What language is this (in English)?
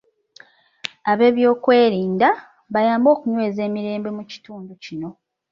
Ganda